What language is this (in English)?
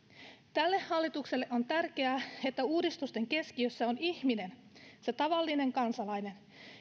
Finnish